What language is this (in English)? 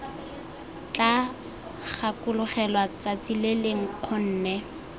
Tswana